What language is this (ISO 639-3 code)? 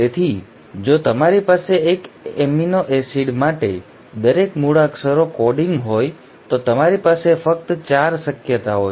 guj